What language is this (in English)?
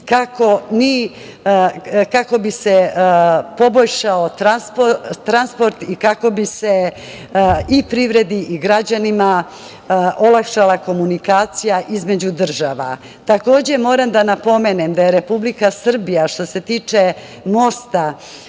Serbian